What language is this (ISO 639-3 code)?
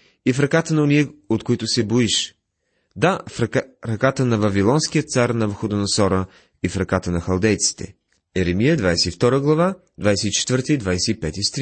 bul